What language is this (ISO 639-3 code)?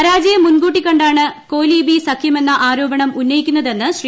mal